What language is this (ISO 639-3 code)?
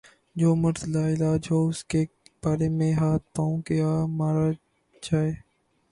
urd